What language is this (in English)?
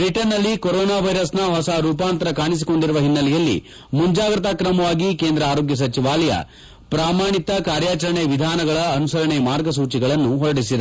Kannada